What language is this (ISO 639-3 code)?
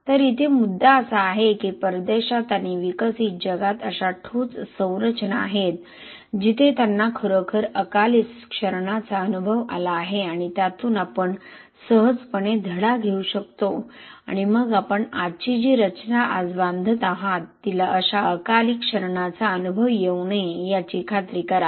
mar